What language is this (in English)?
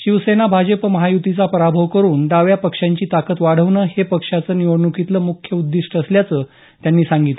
Marathi